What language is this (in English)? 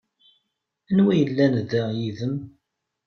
Kabyle